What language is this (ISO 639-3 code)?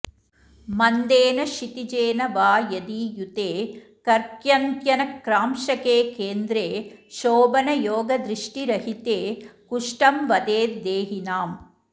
san